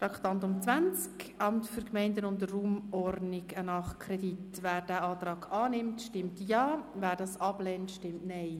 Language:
Swiss German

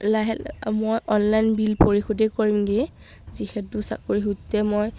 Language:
Assamese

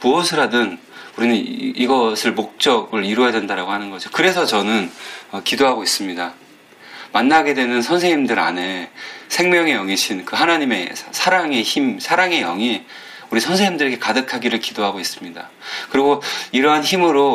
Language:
Korean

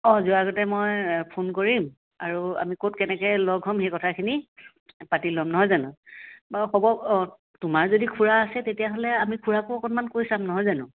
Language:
Assamese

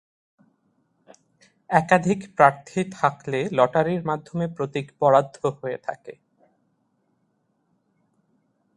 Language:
Bangla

